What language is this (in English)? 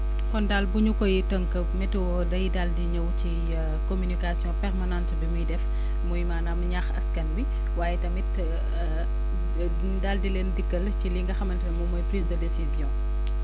Wolof